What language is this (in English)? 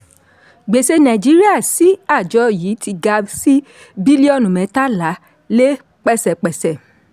Yoruba